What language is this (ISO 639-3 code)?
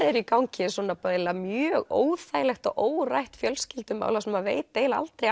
isl